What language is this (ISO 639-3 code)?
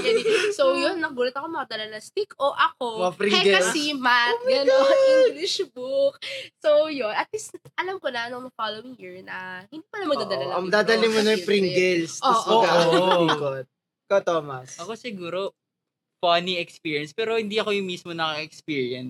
fil